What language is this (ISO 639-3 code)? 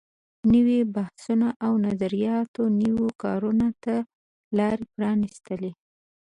pus